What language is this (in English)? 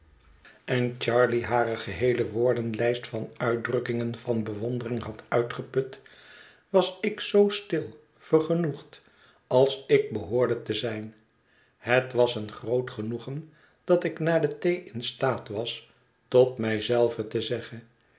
Dutch